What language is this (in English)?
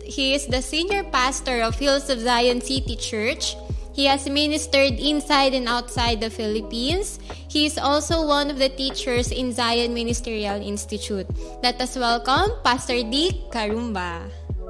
Filipino